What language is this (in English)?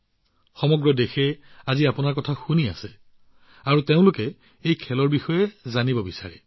Assamese